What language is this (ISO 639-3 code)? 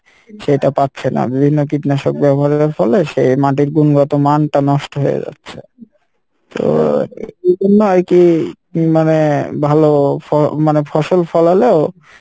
ben